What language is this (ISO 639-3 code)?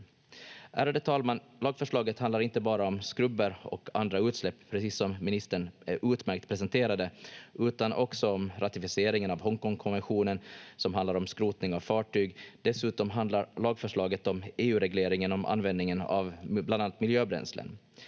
fin